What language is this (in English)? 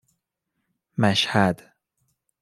Persian